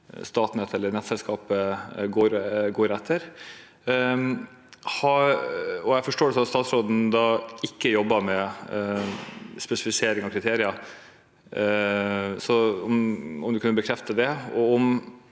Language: Norwegian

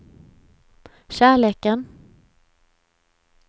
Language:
Swedish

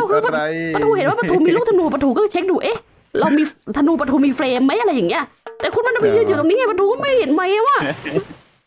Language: Thai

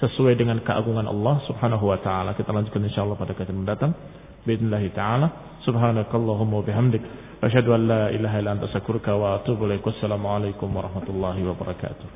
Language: Indonesian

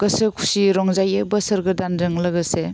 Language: Bodo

